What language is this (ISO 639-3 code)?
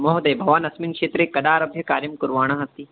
san